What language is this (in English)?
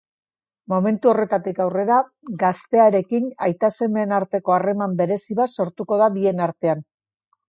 Basque